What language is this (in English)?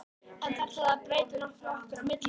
Icelandic